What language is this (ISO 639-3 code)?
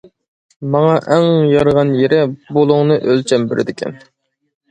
uig